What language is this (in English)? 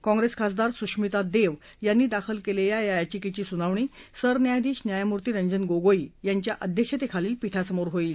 Marathi